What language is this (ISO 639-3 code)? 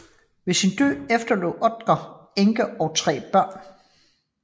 dan